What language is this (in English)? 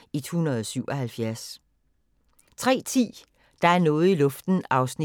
Danish